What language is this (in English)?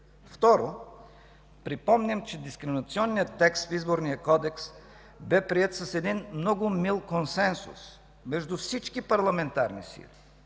Bulgarian